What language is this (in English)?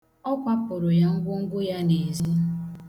Igbo